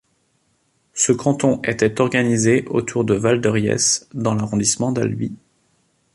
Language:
French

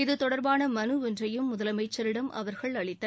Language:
Tamil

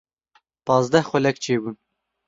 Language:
Kurdish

